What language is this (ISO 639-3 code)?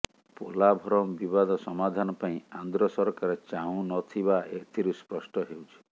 ori